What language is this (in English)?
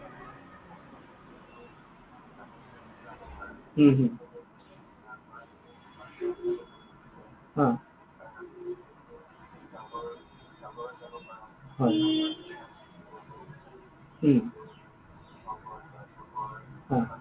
Assamese